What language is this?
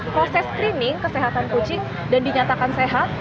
Indonesian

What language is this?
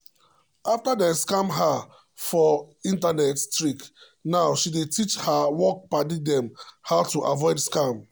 Nigerian Pidgin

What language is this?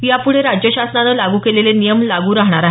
Marathi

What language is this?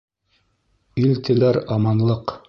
Bashkir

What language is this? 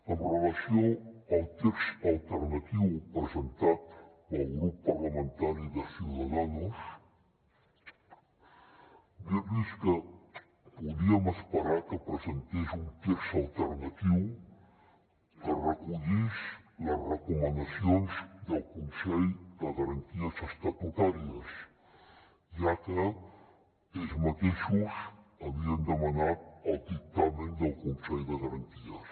Catalan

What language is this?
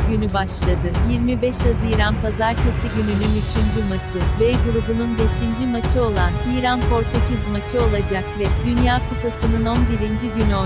Turkish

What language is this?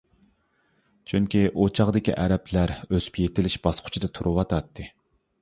Uyghur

